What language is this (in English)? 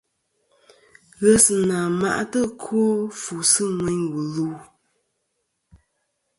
Kom